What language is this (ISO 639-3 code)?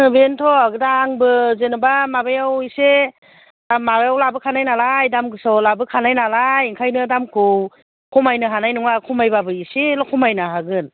brx